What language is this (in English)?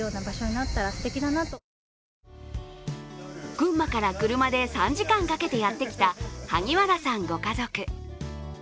Japanese